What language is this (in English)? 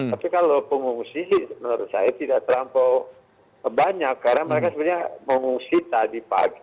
Indonesian